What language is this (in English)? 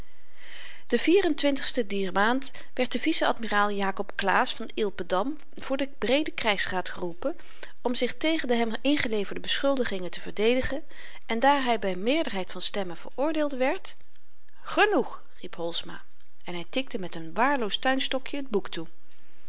Dutch